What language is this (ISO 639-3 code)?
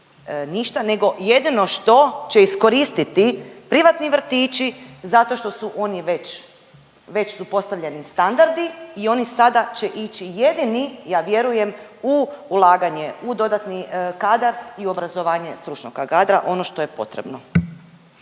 hrv